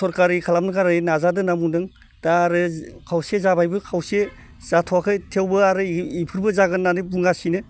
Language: Bodo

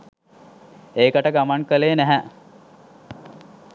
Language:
Sinhala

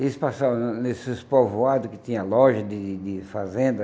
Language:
Portuguese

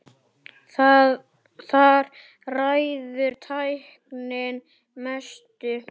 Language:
Icelandic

